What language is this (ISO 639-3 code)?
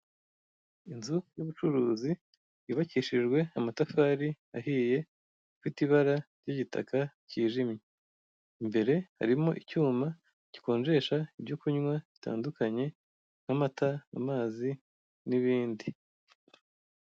kin